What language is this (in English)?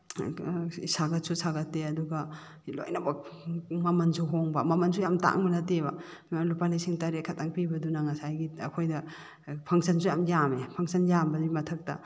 Manipuri